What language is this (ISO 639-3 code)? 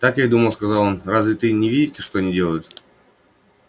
rus